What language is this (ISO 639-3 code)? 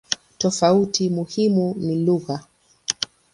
swa